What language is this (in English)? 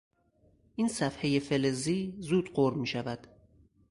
Persian